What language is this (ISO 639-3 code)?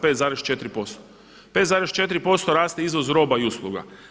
hrv